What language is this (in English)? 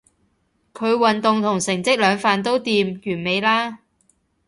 Cantonese